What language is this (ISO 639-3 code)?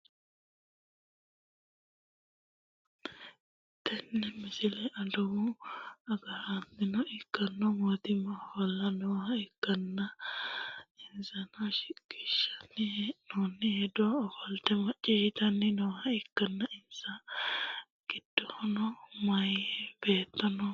sid